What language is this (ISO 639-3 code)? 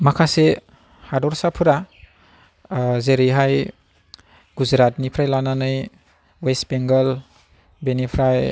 brx